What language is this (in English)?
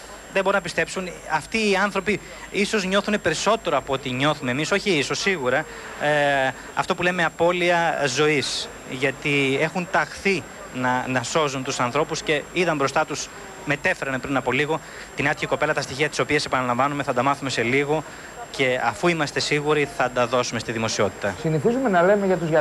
Greek